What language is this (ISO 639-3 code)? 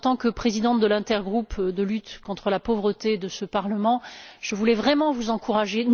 fra